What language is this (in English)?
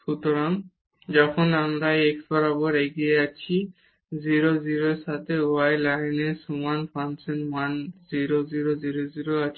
Bangla